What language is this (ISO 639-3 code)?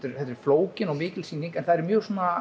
isl